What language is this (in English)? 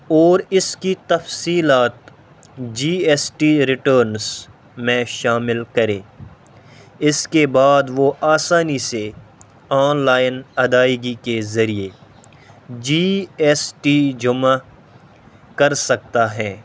Urdu